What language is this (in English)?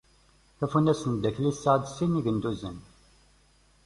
Kabyle